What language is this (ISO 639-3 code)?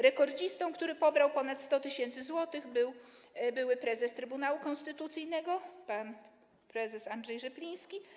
pol